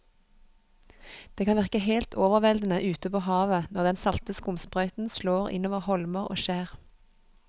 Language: Norwegian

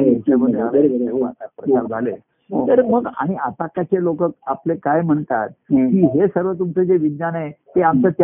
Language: Marathi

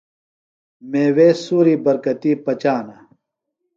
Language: Phalura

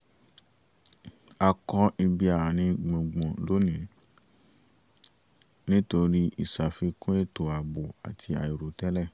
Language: Yoruba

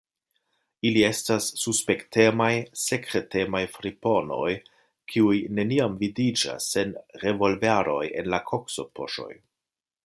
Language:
Esperanto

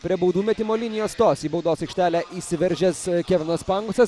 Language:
Lithuanian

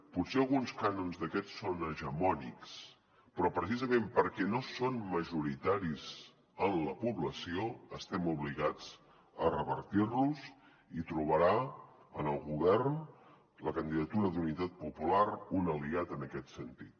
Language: Catalan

